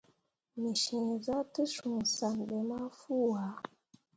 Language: Mundang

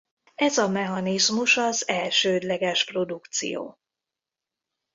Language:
Hungarian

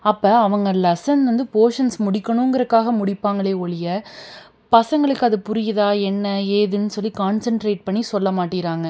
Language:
Tamil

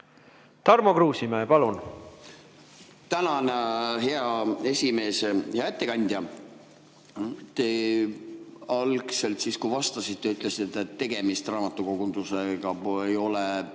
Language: Estonian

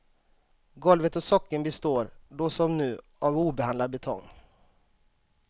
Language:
Swedish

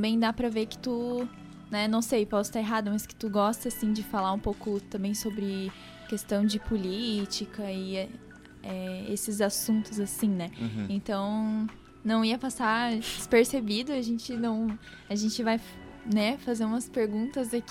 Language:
Portuguese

